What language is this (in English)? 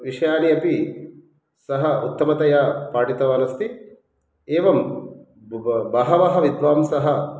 Sanskrit